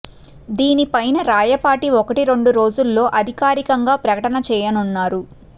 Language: Telugu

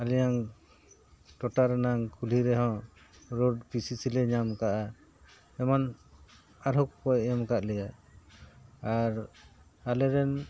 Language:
Santali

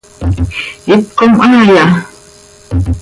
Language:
Seri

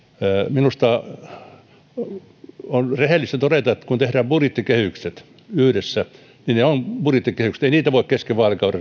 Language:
Finnish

